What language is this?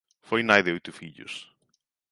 Galician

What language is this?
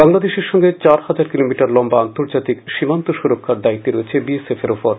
Bangla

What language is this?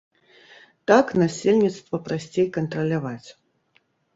Belarusian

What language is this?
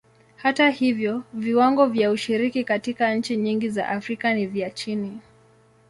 Swahili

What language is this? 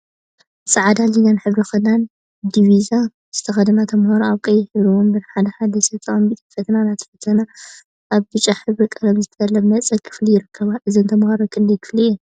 Tigrinya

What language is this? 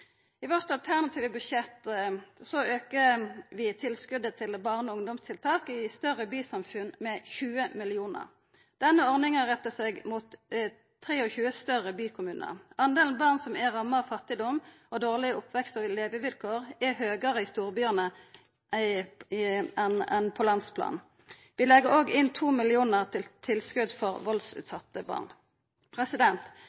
Norwegian Nynorsk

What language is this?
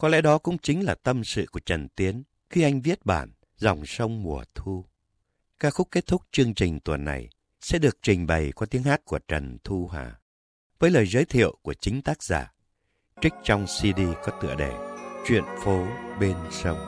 Vietnamese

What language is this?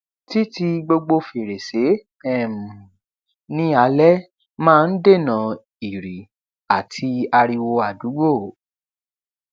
Yoruba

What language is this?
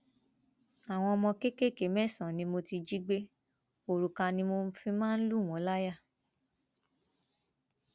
Yoruba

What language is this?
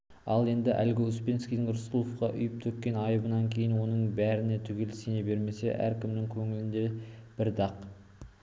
Kazakh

